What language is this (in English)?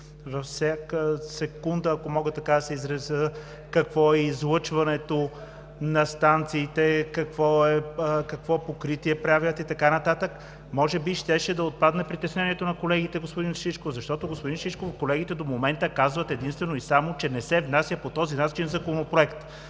Bulgarian